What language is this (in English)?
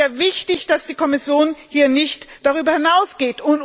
German